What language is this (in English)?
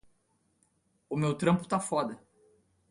Portuguese